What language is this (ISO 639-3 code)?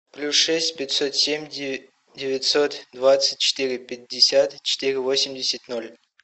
rus